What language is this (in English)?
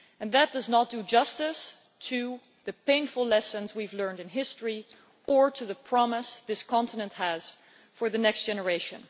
English